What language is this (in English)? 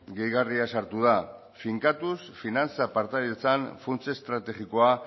Basque